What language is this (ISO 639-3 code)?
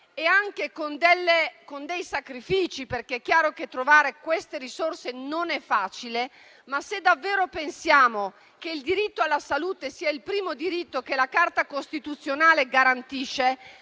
ita